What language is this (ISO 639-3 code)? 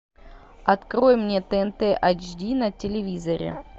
rus